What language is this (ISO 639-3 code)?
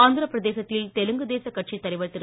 tam